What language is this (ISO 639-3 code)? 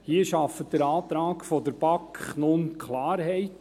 gsw